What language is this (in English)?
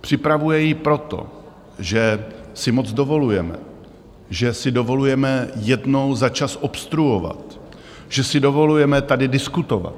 Czech